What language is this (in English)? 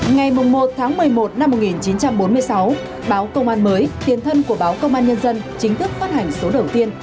Vietnamese